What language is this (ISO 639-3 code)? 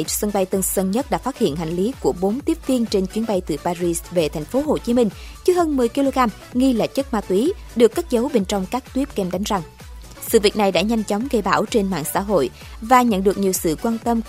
vie